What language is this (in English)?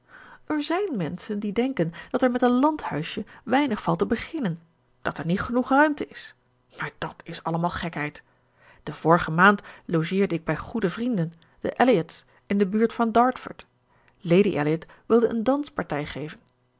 Dutch